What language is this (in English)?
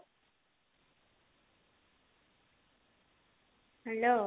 Odia